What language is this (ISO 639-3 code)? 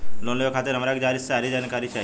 bho